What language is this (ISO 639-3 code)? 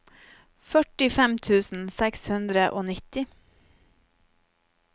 nor